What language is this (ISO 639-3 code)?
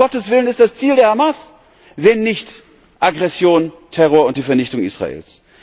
deu